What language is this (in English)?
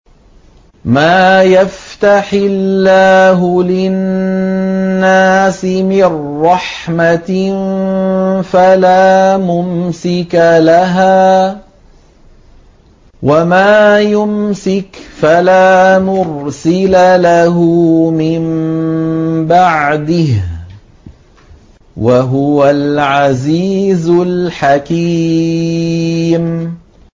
Arabic